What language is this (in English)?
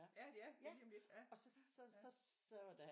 Danish